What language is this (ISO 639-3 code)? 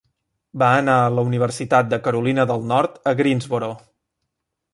cat